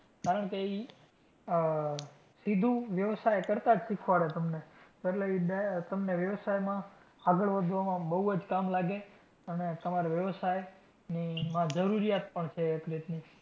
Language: Gujarati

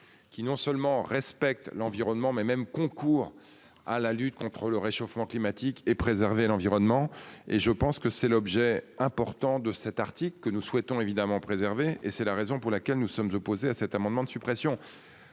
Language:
French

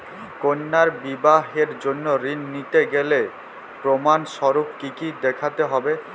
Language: Bangla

